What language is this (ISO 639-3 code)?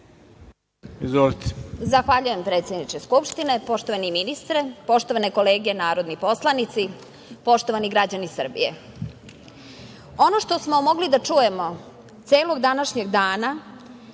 srp